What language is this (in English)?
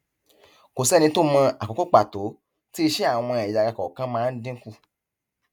Yoruba